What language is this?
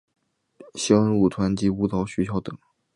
Chinese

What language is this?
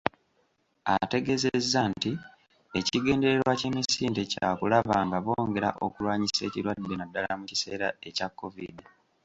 Ganda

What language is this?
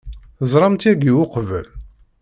Kabyle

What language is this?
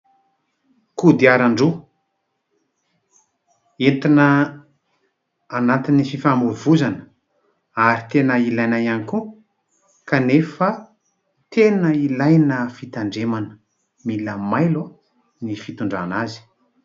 Malagasy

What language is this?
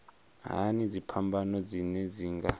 Venda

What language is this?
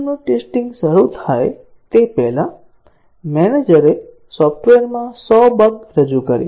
Gujarati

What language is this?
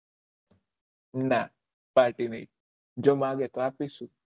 Gujarati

